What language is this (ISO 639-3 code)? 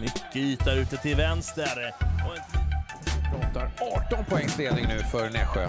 swe